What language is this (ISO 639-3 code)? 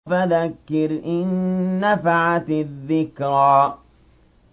ara